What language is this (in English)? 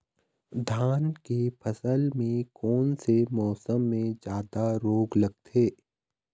Chhattisgarhi